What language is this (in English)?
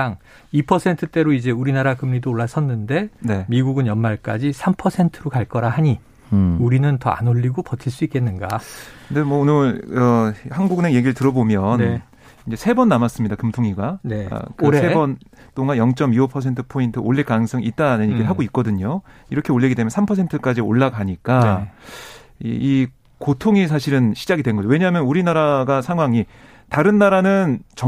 Korean